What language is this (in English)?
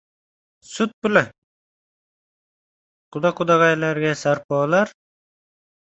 Uzbek